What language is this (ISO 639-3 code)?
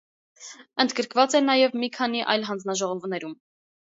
hye